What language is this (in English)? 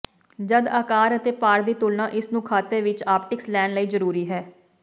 Punjabi